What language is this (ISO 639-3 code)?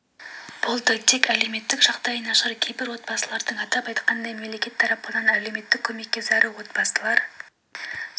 kaz